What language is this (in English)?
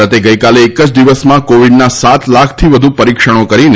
Gujarati